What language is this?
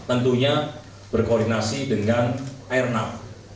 Indonesian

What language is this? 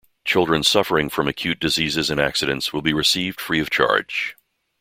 English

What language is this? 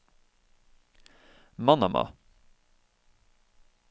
Norwegian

